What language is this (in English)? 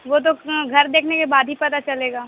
Urdu